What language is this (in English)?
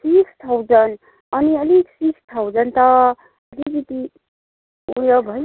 Nepali